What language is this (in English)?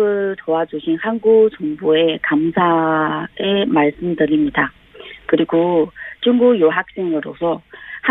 Korean